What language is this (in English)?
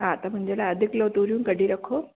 Sindhi